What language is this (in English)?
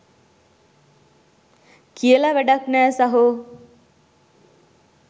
Sinhala